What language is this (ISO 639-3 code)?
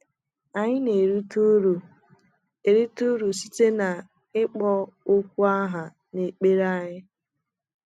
ibo